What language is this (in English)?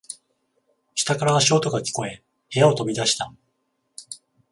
Japanese